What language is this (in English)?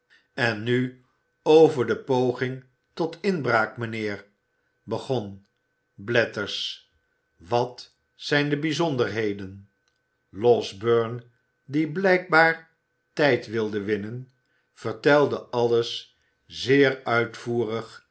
Dutch